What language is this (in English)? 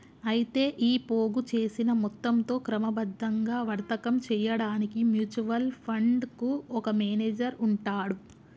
Telugu